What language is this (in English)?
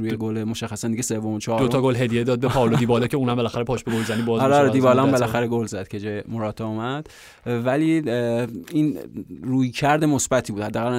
Persian